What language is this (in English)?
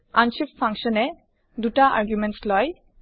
Assamese